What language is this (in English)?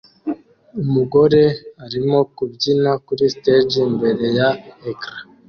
Kinyarwanda